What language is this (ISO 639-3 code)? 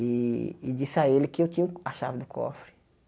por